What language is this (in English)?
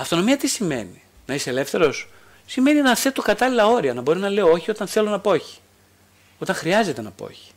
Greek